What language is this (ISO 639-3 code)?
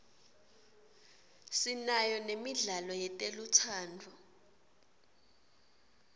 ssw